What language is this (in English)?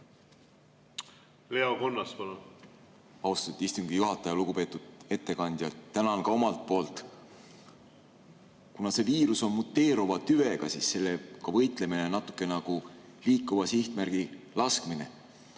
Estonian